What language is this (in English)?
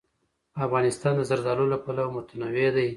Pashto